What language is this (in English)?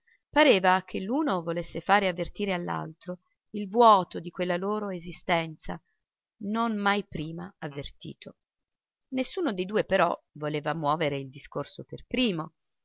Italian